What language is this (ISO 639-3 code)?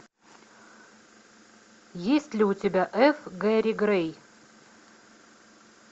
rus